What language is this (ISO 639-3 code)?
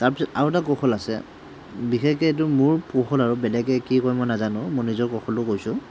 asm